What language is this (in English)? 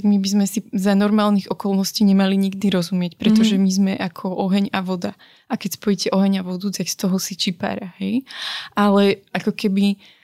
Slovak